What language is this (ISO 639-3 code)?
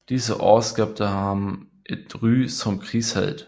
dan